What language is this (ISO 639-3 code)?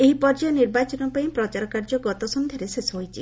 ori